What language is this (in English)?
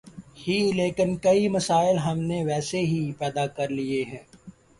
Urdu